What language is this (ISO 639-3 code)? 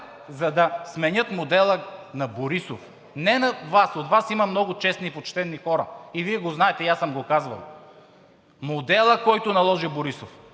bul